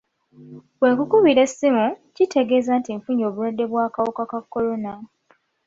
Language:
Ganda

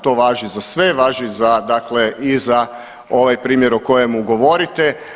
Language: Croatian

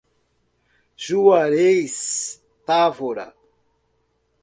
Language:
Portuguese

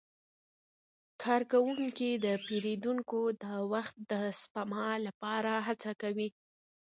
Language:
Pashto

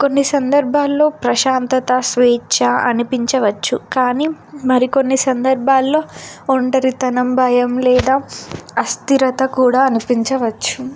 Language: Telugu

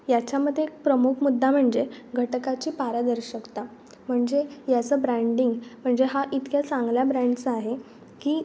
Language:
Marathi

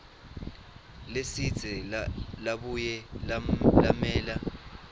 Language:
Swati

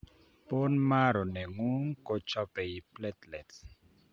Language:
Kalenjin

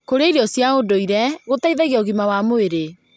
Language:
Kikuyu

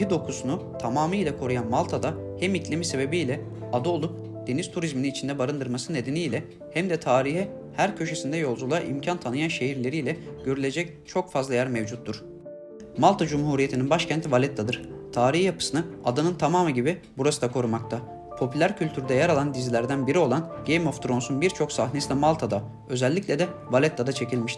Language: Turkish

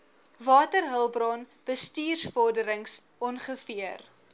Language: Afrikaans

